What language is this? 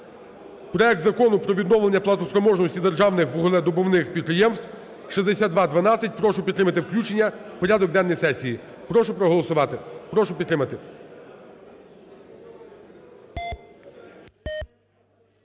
Ukrainian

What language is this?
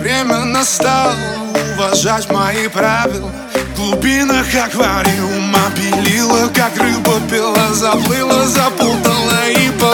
Russian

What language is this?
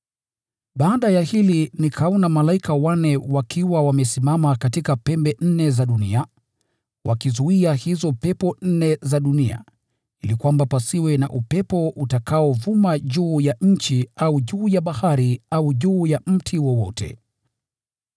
Swahili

